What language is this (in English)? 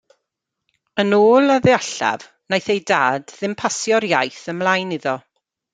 Welsh